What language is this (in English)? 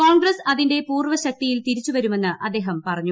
Malayalam